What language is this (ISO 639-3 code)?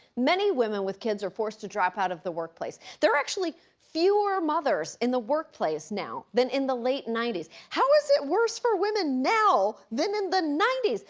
eng